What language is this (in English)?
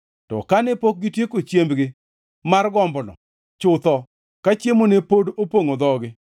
Luo (Kenya and Tanzania)